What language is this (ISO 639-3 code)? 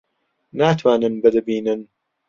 ckb